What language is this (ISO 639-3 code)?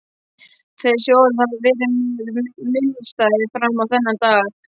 isl